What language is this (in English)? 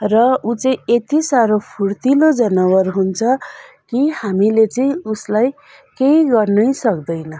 Nepali